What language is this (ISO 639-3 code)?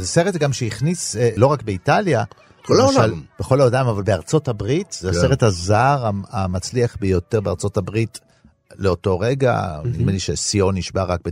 heb